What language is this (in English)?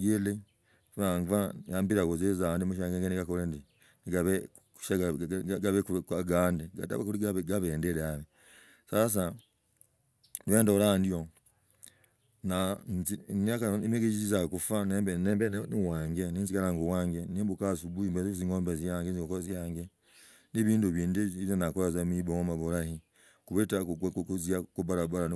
Logooli